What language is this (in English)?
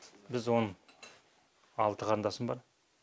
Kazakh